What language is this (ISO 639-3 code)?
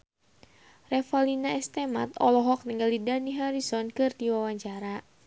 sun